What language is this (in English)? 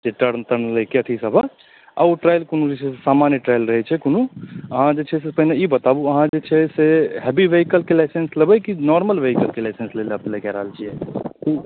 Maithili